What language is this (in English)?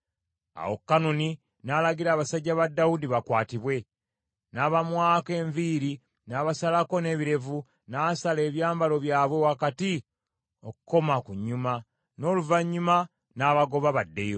Ganda